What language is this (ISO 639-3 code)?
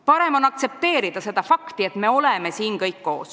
est